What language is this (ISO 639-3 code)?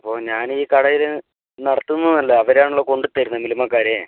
mal